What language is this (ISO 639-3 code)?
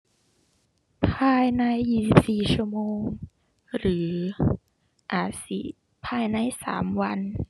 tha